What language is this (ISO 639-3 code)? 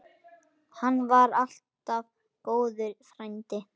isl